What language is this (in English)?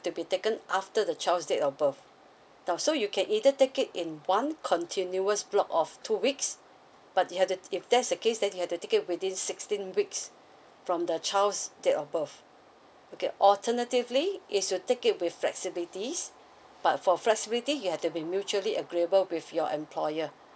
English